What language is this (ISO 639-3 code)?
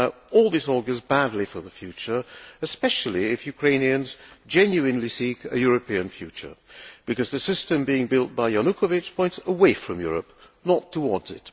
eng